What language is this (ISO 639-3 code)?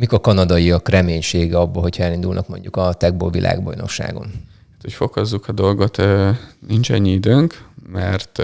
hun